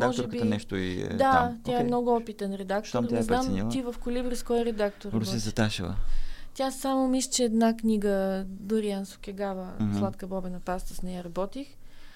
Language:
Bulgarian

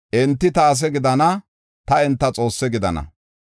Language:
Gofa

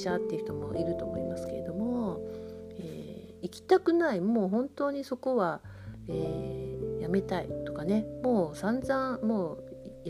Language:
Japanese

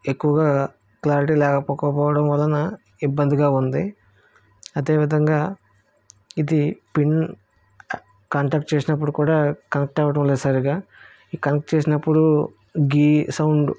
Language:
Telugu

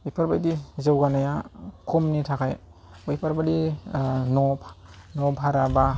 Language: Bodo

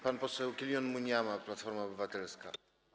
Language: Polish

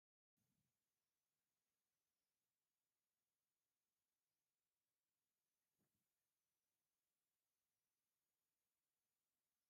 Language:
Tigrinya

